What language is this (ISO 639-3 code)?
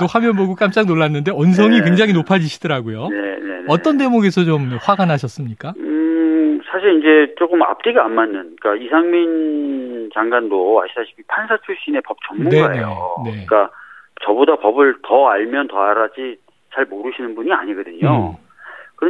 kor